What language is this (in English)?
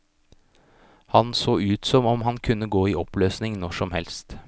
Norwegian